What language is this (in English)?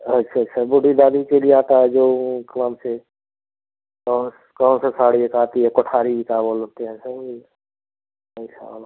Hindi